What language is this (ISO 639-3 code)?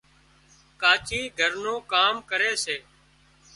kxp